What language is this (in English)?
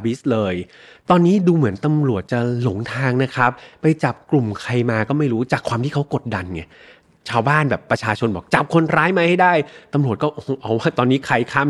Thai